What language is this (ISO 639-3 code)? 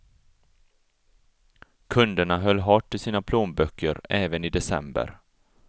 swe